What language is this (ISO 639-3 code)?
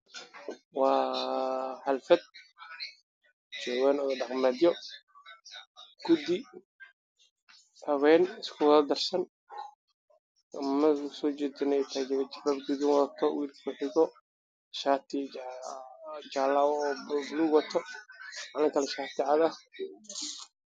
som